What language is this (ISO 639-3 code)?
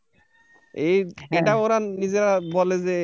ben